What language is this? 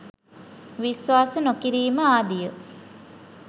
Sinhala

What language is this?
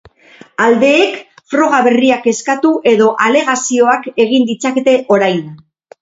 Basque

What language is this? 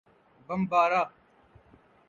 Urdu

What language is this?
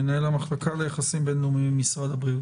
Hebrew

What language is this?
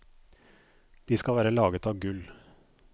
Norwegian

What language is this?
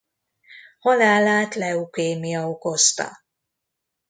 Hungarian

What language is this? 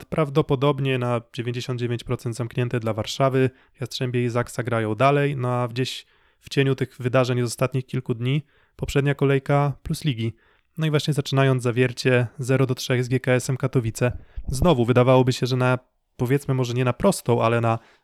Polish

